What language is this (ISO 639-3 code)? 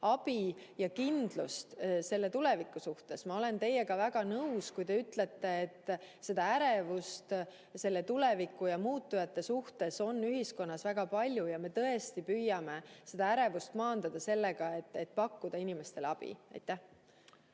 est